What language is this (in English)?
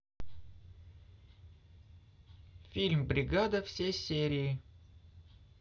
Russian